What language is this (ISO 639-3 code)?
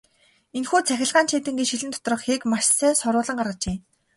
mon